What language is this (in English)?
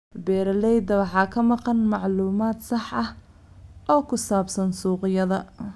Somali